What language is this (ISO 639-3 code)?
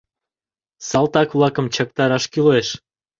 chm